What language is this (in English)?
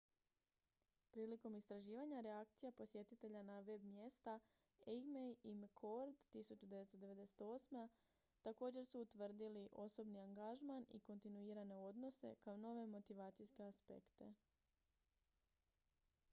Croatian